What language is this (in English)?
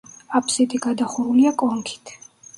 Georgian